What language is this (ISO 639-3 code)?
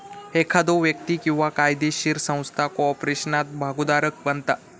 mar